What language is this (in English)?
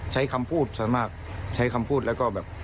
Thai